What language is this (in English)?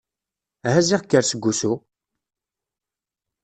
Kabyle